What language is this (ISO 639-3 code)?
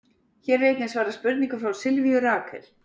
isl